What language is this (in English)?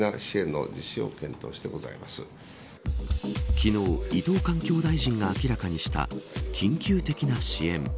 Japanese